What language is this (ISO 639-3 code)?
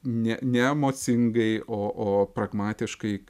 lit